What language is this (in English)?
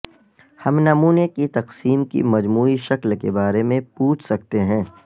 Urdu